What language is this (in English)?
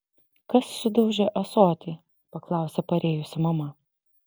Lithuanian